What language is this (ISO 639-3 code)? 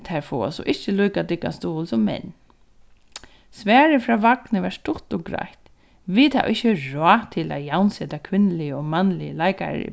fao